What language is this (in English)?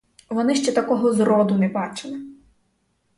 Ukrainian